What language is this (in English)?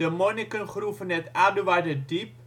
Dutch